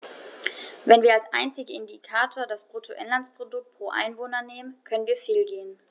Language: German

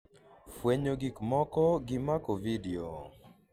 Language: Luo (Kenya and Tanzania)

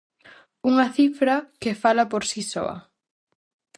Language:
Galician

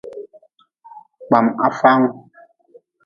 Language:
Nawdm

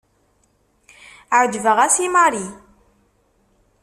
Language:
Kabyle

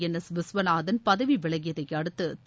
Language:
Tamil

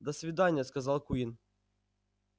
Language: Russian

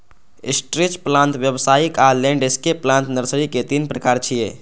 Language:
Maithili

